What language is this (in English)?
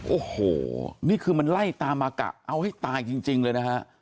Thai